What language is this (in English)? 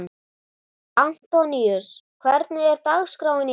Icelandic